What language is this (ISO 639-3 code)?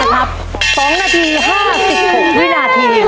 tha